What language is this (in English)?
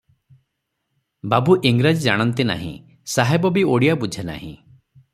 Odia